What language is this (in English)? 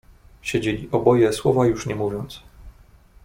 Polish